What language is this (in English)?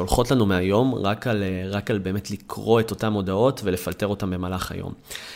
Hebrew